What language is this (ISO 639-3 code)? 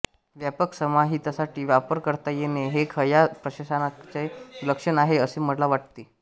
mar